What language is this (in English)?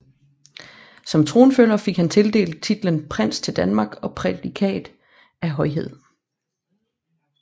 Danish